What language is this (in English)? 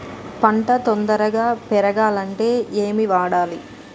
Telugu